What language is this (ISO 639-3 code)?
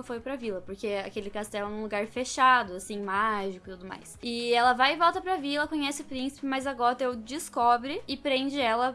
por